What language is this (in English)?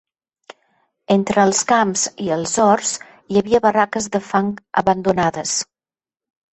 Catalan